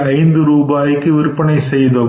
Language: Tamil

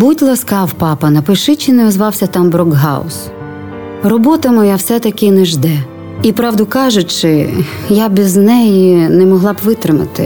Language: Ukrainian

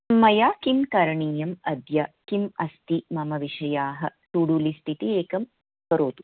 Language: Sanskrit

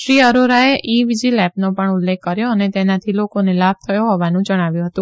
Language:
Gujarati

